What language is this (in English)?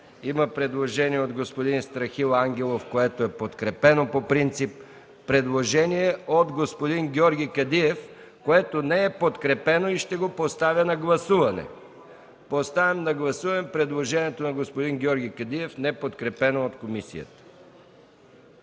Bulgarian